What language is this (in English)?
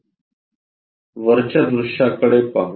Marathi